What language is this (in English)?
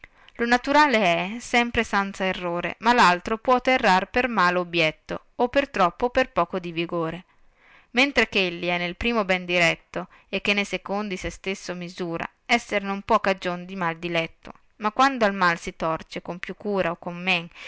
Italian